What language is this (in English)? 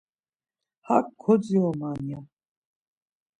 Laz